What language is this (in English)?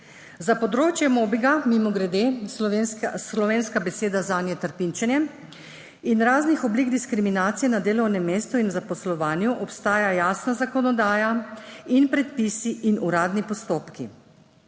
Slovenian